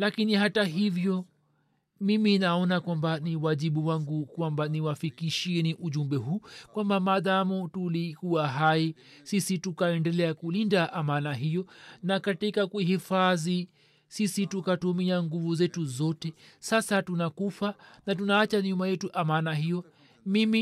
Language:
Swahili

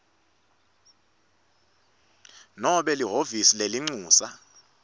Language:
Swati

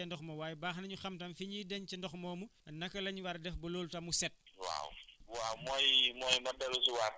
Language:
Wolof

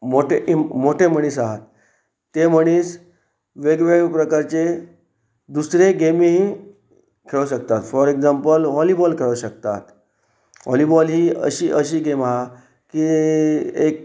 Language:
Konkani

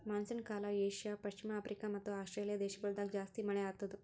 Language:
Kannada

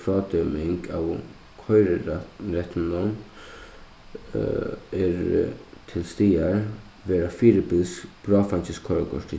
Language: Faroese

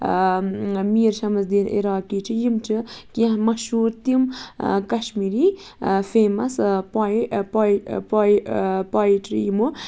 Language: Kashmiri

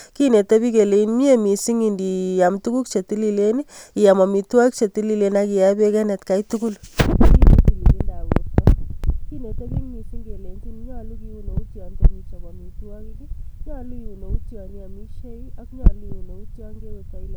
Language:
Kalenjin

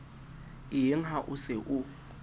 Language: Southern Sotho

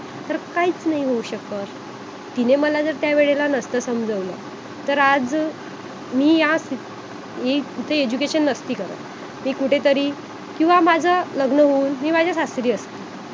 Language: Marathi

